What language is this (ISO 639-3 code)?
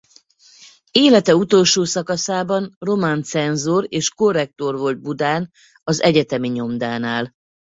hun